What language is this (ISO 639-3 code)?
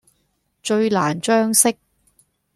yue